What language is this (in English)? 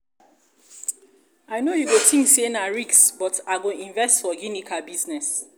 Nigerian Pidgin